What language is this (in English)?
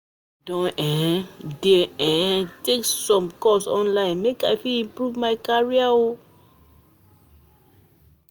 Nigerian Pidgin